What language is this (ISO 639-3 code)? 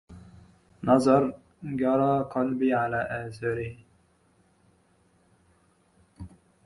ara